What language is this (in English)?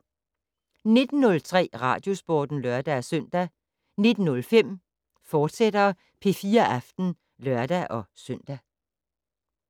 Danish